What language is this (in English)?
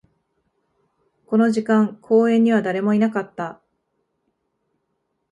Japanese